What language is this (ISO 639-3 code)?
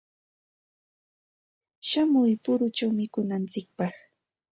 qxt